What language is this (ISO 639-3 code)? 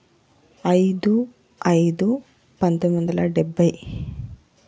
tel